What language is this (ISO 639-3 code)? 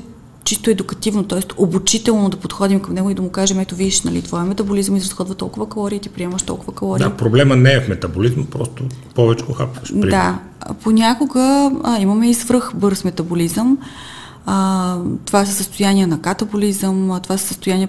bul